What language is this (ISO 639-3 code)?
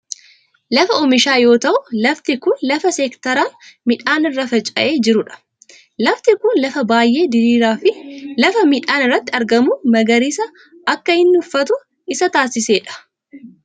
orm